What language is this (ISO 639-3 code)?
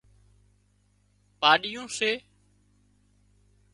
kxp